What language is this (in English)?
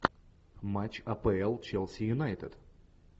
Russian